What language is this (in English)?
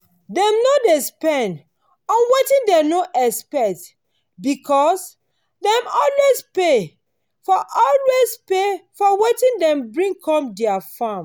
Nigerian Pidgin